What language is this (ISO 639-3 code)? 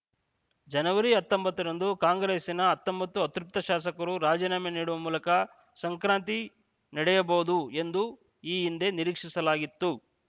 kan